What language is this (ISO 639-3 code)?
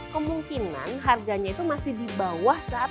ind